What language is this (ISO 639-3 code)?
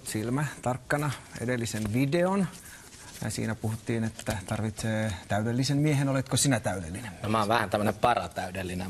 fin